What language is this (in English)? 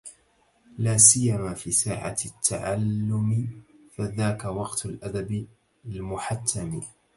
Arabic